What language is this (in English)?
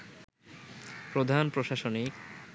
Bangla